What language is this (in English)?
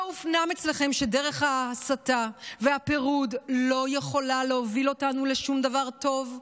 Hebrew